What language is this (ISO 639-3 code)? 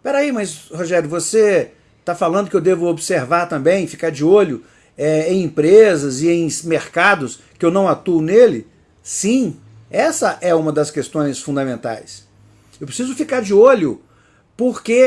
por